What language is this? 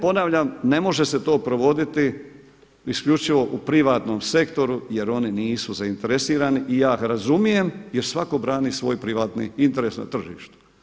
Croatian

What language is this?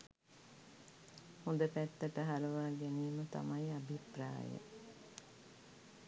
Sinhala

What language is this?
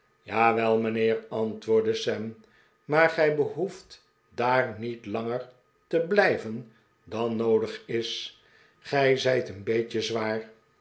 Dutch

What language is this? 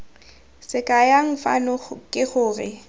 Tswana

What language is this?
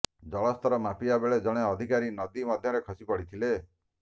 Odia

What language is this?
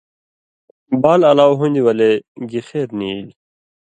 Indus Kohistani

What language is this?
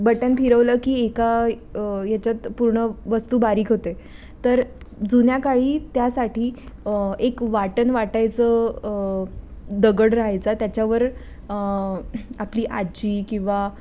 Marathi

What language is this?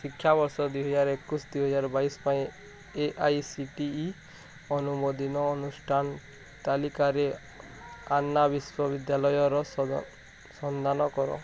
Odia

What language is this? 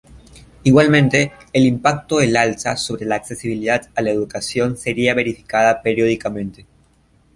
Spanish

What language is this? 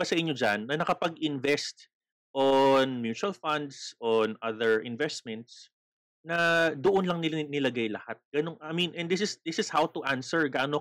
Filipino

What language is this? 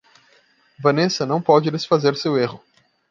Portuguese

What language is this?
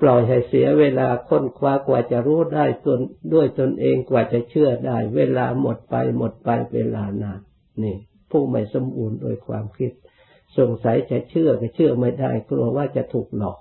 Thai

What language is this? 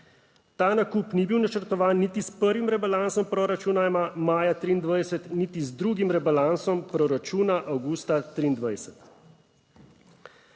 Slovenian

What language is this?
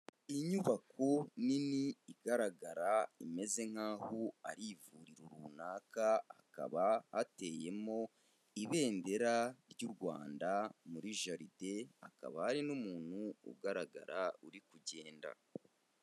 Kinyarwanda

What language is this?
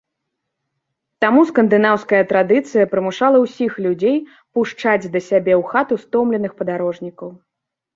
Belarusian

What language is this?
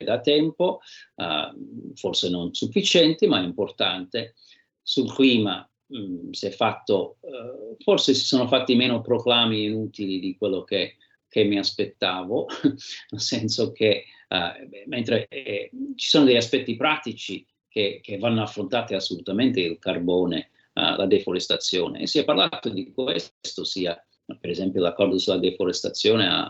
Italian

